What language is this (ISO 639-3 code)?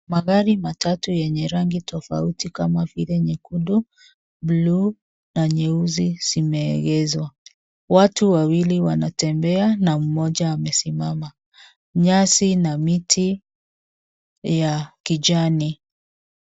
swa